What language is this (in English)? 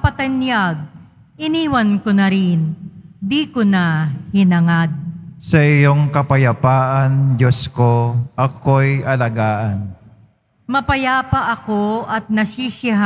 Filipino